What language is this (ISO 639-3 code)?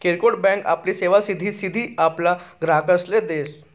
mar